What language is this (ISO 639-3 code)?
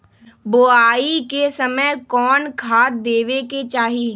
mag